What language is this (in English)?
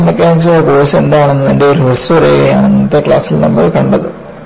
Malayalam